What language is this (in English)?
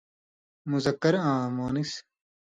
Indus Kohistani